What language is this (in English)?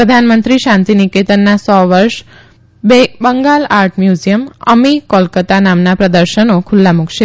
Gujarati